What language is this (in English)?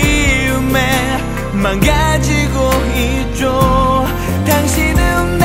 Korean